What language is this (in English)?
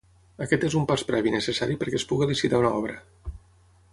Catalan